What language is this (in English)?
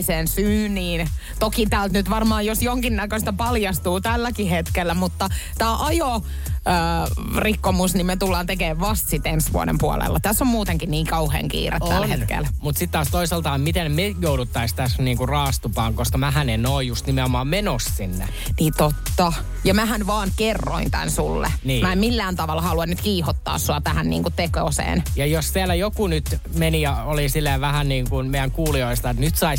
Finnish